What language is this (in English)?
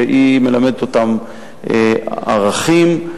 Hebrew